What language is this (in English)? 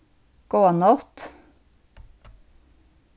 Faroese